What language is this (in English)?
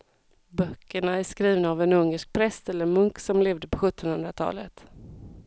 Swedish